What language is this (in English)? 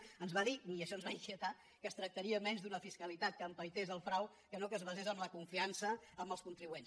Catalan